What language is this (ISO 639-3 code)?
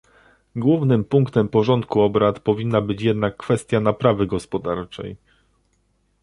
pol